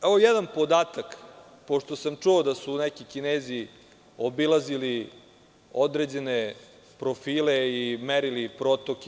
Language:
Serbian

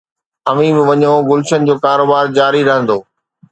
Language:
Sindhi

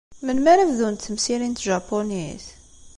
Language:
Kabyle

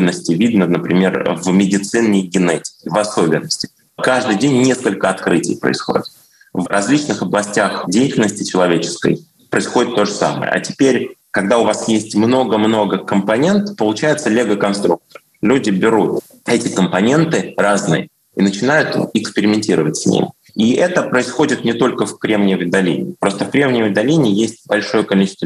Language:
Russian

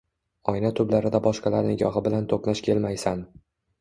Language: Uzbek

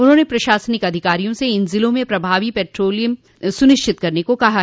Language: Hindi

